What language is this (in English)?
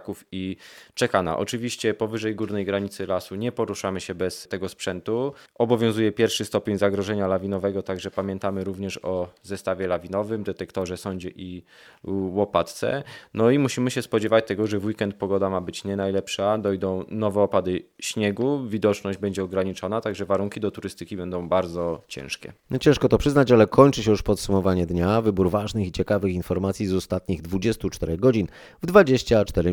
Polish